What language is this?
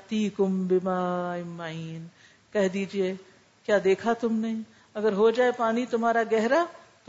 Urdu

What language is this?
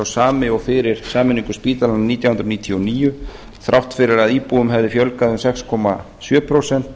Icelandic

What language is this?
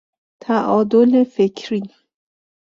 Persian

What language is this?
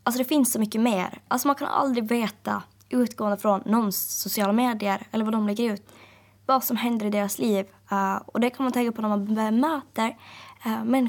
Swedish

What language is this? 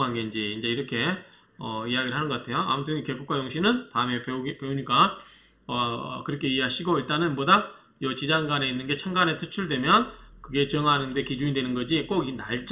Korean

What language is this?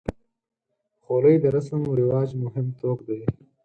Pashto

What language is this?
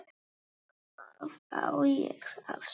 Icelandic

